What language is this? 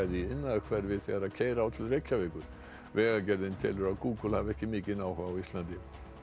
Icelandic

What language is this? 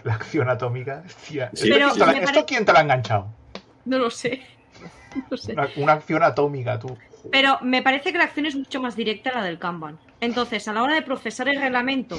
Spanish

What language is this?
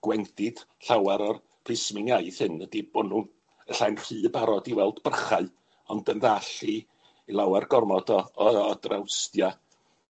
Welsh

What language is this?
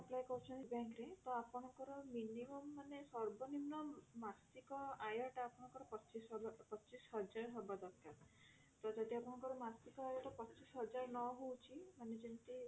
Odia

